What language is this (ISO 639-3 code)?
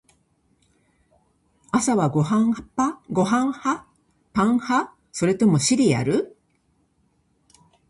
jpn